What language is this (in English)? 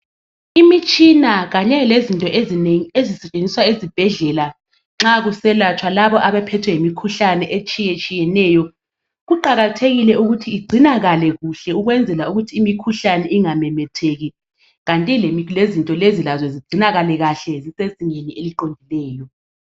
North Ndebele